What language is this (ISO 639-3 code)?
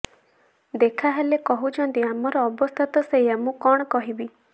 ori